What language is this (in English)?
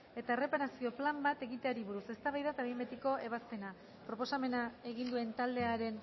Basque